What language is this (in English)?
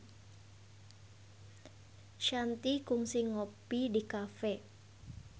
Sundanese